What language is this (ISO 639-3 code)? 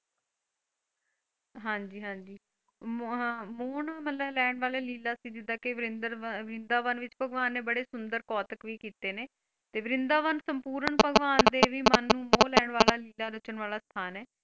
pan